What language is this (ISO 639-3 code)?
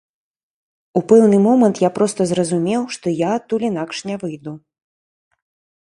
bel